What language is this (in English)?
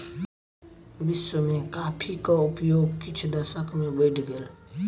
Maithili